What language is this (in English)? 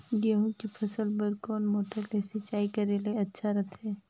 Chhattisgarhi